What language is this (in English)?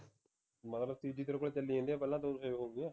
Punjabi